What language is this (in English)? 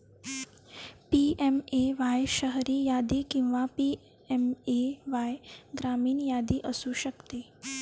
Marathi